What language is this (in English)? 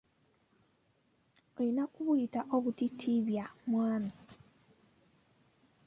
Ganda